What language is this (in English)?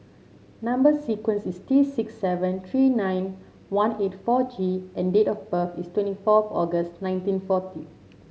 English